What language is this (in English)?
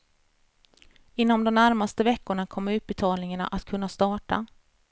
Swedish